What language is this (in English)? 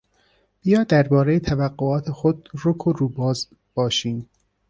Persian